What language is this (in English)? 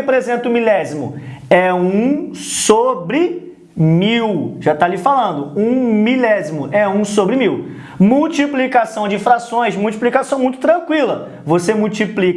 Portuguese